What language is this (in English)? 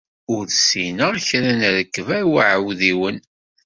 Kabyle